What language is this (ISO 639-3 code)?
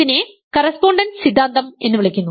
mal